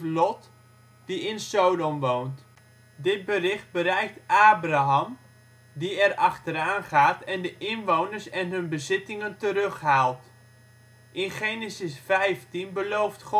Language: Dutch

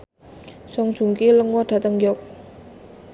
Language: Javanese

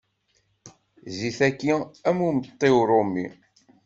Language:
Kabyle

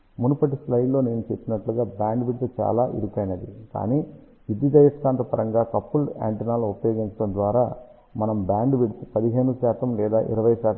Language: Telugu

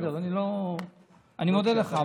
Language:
Hebrew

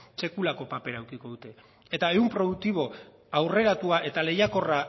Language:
Basque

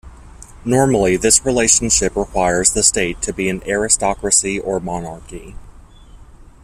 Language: English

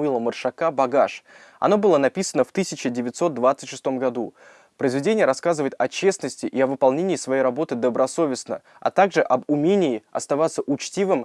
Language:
Russian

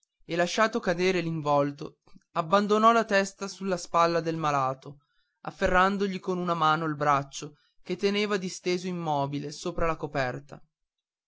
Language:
Italian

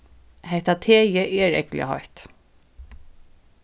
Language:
Faroese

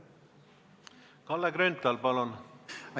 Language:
Estonian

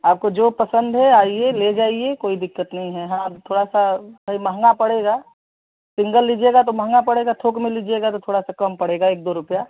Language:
Hindi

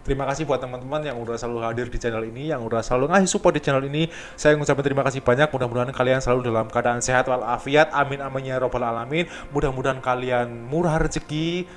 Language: Indonesian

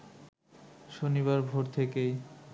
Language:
Bangla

